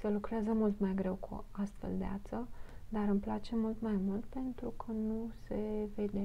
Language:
Romanian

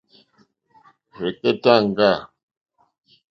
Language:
Mokpwe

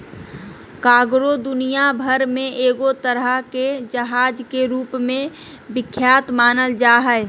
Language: Magahi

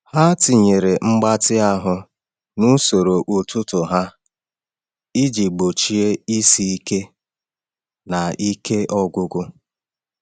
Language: Igbo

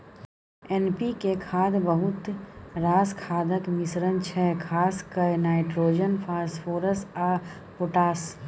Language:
Maithili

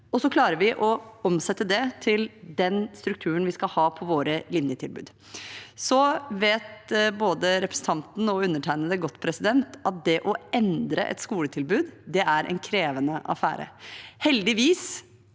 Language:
Norwegian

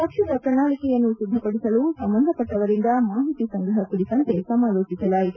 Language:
Kannada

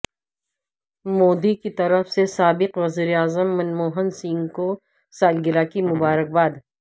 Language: Urdu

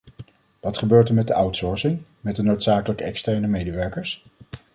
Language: Dutch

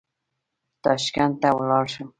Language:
Pashto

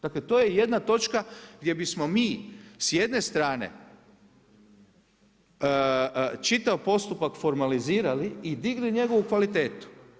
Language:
Croatian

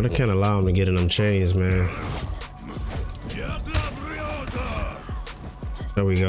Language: English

